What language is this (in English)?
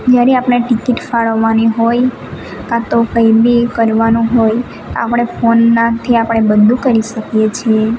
Gujarati